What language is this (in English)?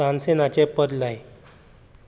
Konkani